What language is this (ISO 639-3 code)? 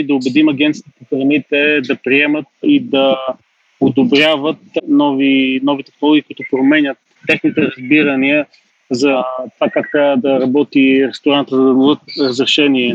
bul